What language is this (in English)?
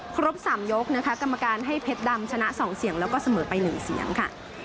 Thai